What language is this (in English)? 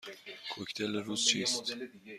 Persian